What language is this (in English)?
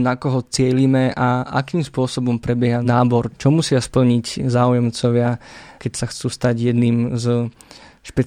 Slovak